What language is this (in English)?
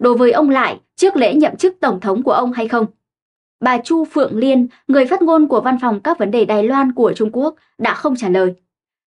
Vietnamese